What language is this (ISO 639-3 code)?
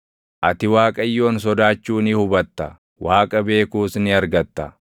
orm